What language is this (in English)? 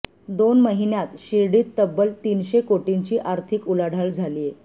Marathi